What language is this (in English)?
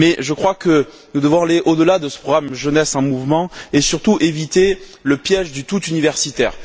French